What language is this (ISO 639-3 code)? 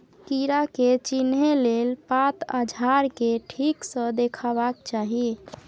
mai